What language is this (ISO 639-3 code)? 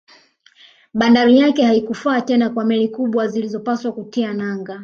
swa